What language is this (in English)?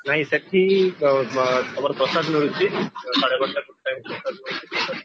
Odia